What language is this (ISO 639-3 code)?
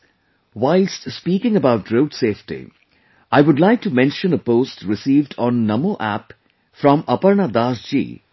eng